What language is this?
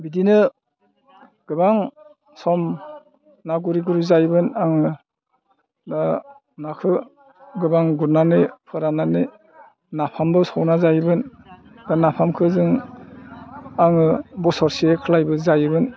Bodo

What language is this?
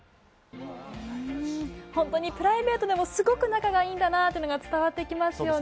Japanese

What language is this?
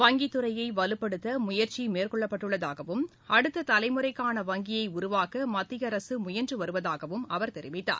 Tamil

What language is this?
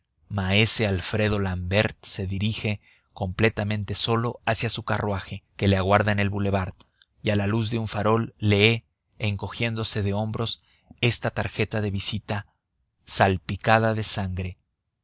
Spanish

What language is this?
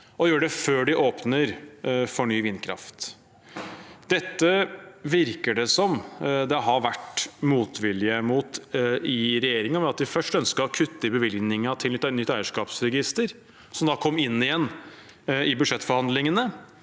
Norwegian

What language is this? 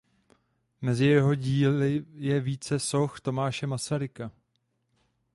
Czech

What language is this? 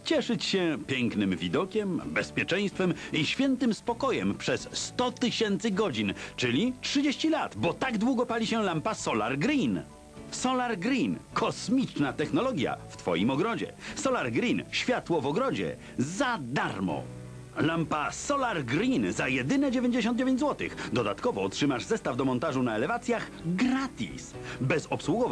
Polish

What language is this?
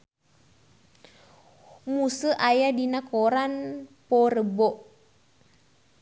Sundanese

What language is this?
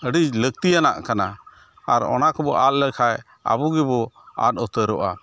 Santali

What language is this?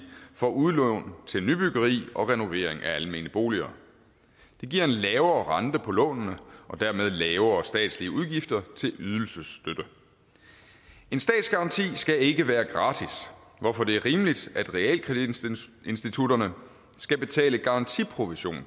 Danish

